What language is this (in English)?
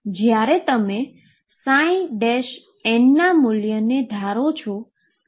Gujarati